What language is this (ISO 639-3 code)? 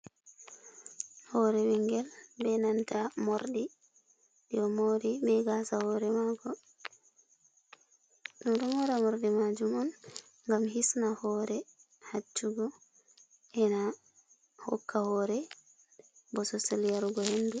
ful